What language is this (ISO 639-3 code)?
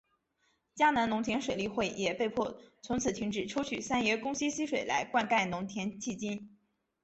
zho